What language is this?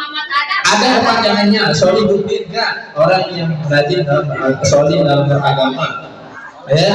Indonesian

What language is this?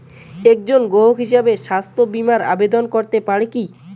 Bangla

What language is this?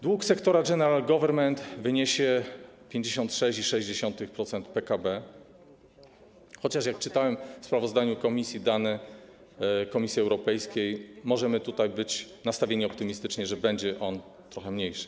Polish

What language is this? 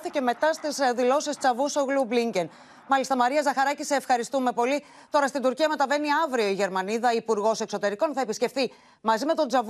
Greek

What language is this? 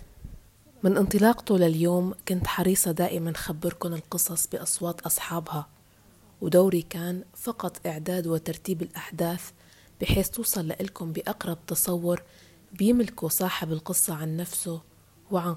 Arabic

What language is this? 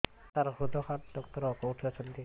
Odia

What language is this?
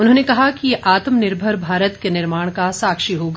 Hindi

